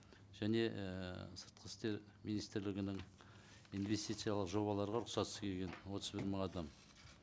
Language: Kazakh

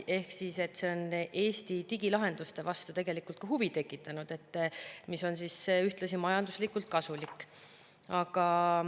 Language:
Estonian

